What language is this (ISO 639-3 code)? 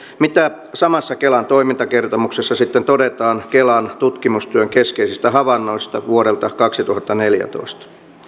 fin